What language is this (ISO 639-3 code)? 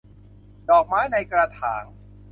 tha